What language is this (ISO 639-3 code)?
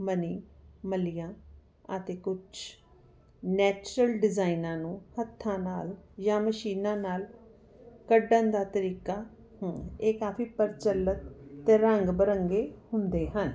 pan